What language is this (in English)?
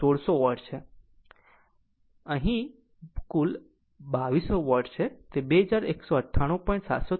Gujarati